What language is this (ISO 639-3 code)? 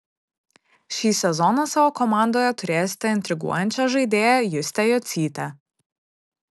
lit